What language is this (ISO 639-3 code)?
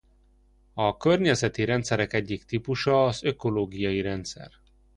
hun